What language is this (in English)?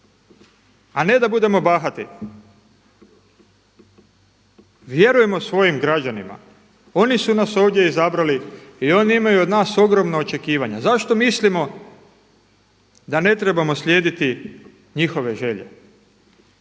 Croatian